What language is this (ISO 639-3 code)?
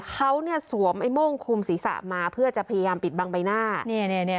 tha